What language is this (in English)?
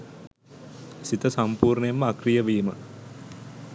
Sinhala